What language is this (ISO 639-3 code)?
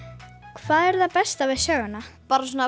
isl